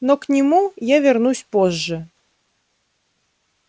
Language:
Russian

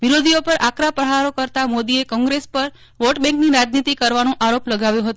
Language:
Gujarati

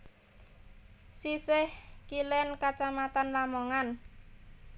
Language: Javanese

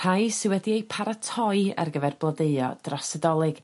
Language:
Welsh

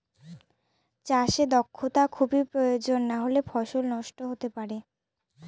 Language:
Bangla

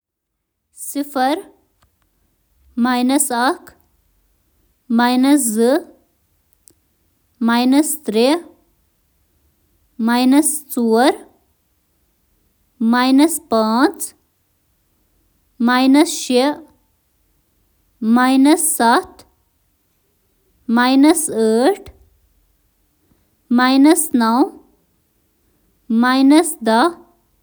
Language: Kashmiri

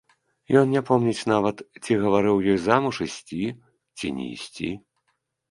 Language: Belarusian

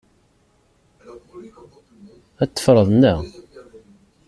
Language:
Kabyle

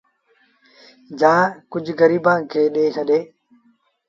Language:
Sindhi Bhil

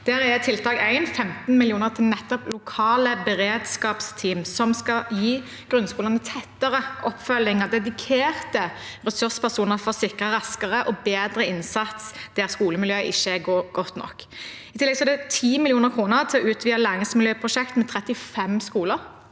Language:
Norwegian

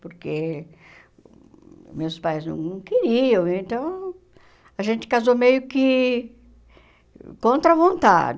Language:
Portuguese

